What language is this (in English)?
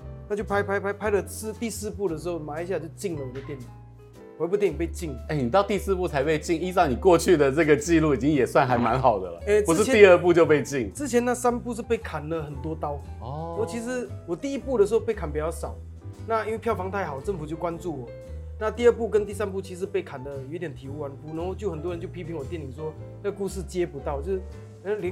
Chinese